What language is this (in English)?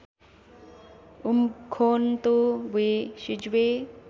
Nepali